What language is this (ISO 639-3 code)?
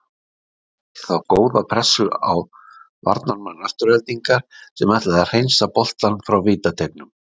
isl